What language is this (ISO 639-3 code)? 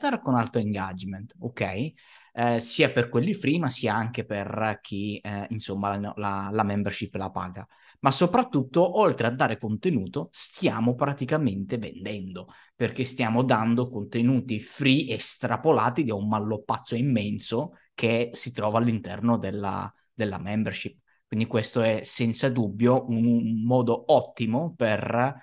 ita